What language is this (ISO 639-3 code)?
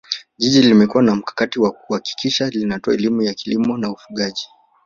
swa